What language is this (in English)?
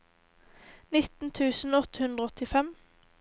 Norwegian